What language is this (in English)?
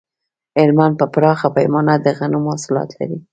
Pashto